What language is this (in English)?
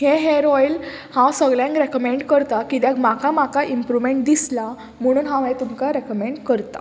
Konkani